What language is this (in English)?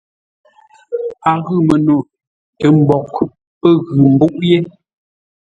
Ngombale